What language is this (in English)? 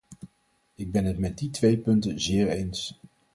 Dutch